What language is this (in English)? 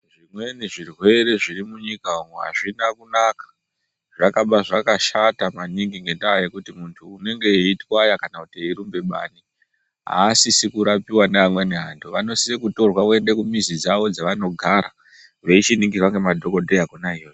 Ndau